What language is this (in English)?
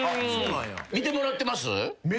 Japanese